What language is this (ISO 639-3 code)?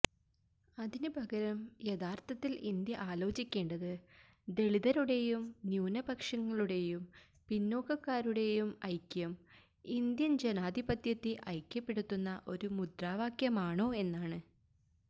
mal